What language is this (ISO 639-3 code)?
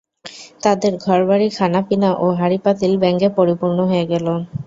ben